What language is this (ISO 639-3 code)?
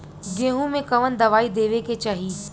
bho